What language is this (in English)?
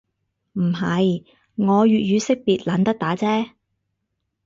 Cantonese